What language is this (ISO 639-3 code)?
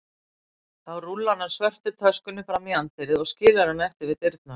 isl